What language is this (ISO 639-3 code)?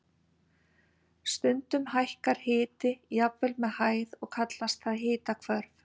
isl